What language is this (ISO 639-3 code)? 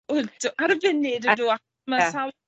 cym